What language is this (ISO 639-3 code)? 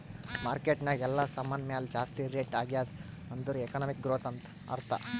kan